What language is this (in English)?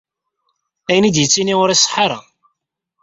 Kabyle